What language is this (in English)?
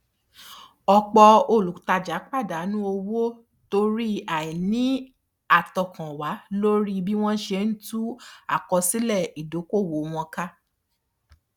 Yoruba